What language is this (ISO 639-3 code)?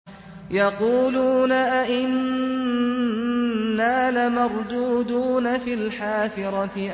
ara